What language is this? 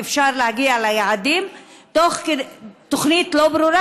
Hebrew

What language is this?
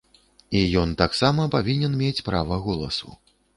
Belarusian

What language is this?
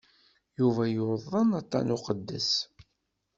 Kabyle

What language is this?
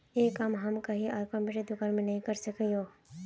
Magahi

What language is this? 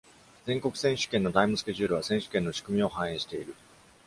Japanese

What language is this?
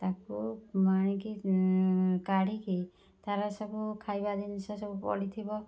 Odia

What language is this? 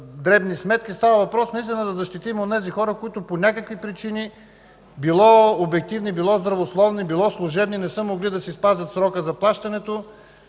Bulgarian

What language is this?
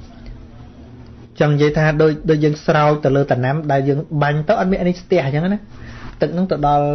Vietnamese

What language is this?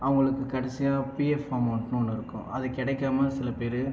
Tamil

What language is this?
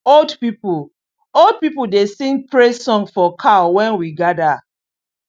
Nigerian Pidgin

